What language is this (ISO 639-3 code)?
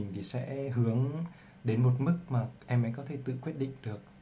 vie